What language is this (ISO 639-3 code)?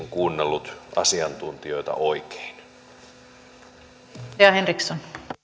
fin